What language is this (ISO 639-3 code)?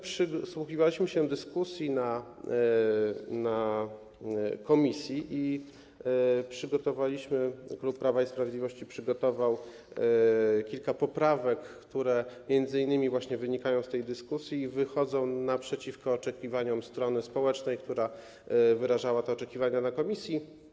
pol